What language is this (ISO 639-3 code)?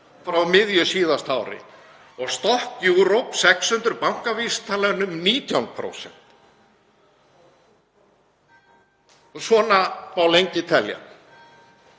isl